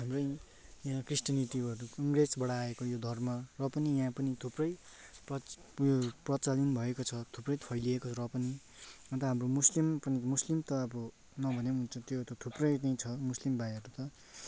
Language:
Nepali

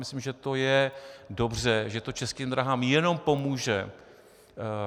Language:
Czech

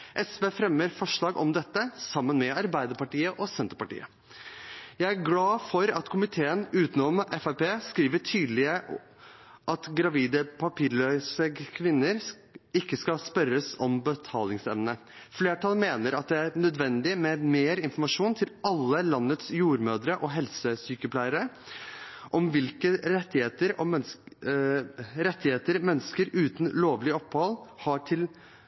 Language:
Norwegian Bokmål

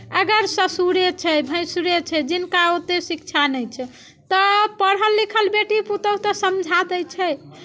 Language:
Maithili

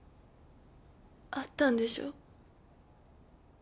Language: Japanese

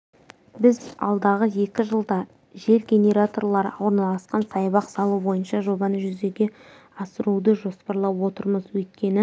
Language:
Kazakh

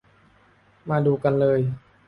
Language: Thai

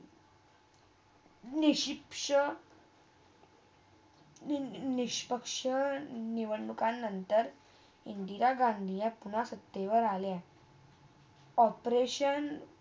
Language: Marathi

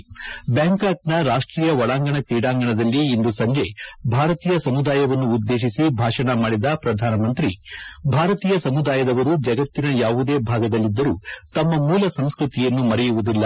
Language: Kannada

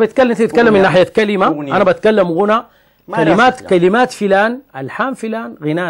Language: Arabic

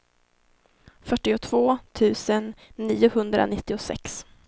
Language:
Swedish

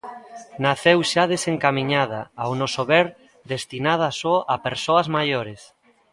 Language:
Galician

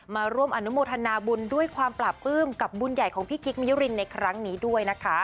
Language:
Thai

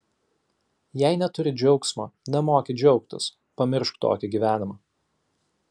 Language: Lithuanian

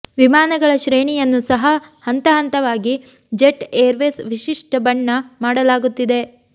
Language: Kannada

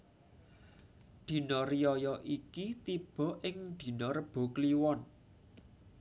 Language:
Javanese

